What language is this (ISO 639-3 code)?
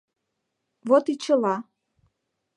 chm